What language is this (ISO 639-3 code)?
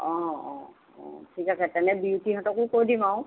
asm